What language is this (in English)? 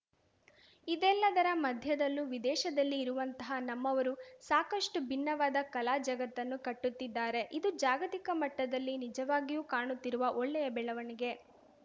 Kannada